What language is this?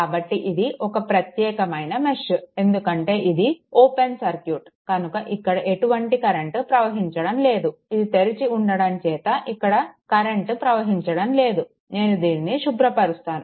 Telugu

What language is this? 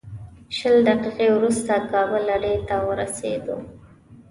Pashto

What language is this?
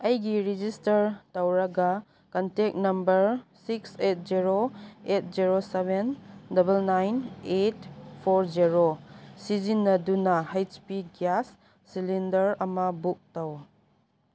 Manipuri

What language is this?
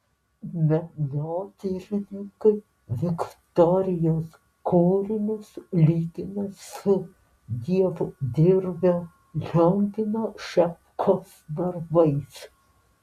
Lithuanian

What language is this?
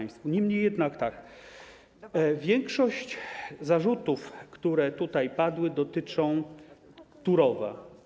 Polish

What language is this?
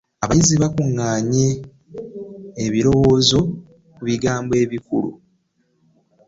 Ganda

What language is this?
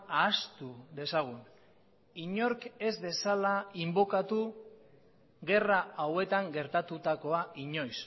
Basque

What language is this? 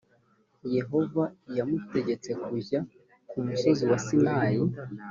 Kinyarwanda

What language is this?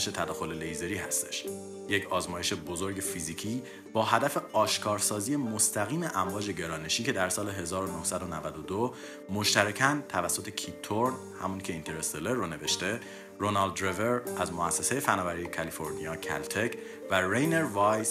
Persian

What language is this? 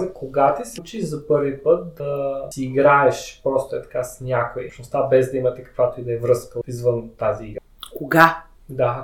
Bulgarian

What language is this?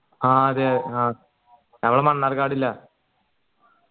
Malayalam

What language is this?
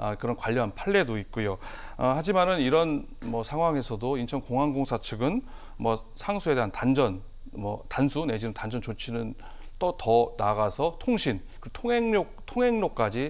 Korean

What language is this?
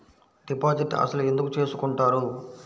Telugu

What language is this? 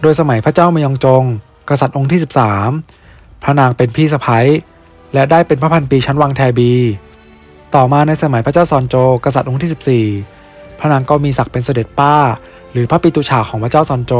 Thai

